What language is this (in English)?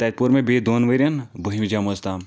Kashmiri